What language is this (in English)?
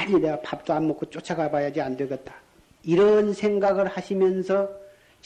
Korean